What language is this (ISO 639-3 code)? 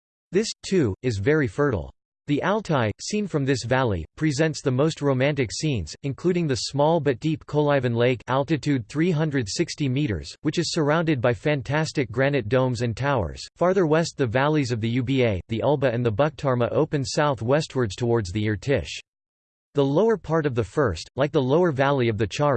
eng